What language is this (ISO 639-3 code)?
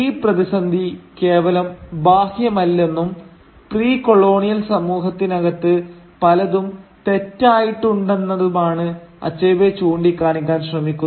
mal